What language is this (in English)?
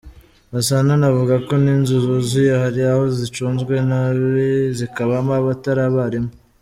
Kinyarwanda